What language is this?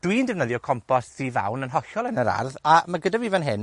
Welsh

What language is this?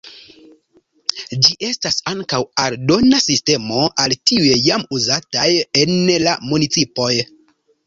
Esperanto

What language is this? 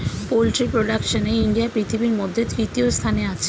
Bangla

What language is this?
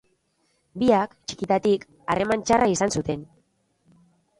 Basque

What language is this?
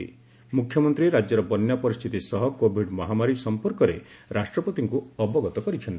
Odia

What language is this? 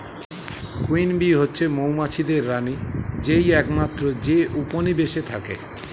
Bangla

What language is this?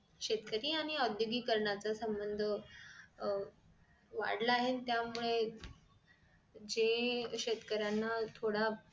Marathi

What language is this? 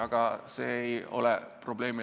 Estonian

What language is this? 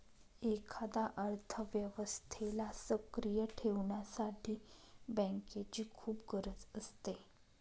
Marathi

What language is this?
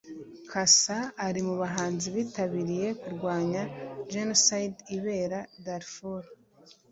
Kinyarwanda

